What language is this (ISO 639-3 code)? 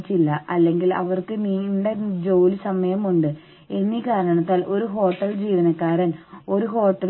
mal